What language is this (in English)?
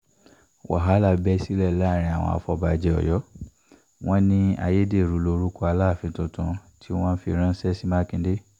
Yoruba